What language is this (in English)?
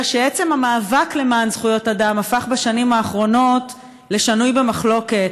Hebrew